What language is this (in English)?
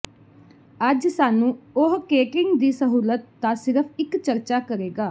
Punjabi